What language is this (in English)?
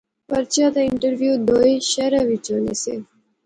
Pahari-Potwari